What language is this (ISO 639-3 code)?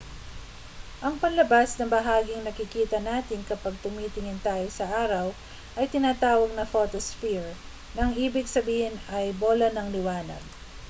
fil